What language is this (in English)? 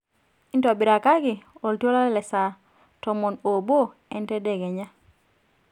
Masai